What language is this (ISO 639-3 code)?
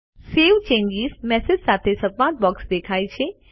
guj